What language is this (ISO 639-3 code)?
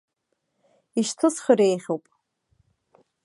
abk